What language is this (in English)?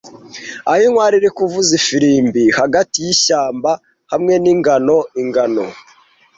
Kinyarwanda